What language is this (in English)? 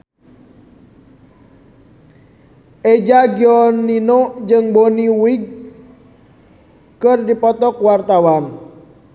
Sundanese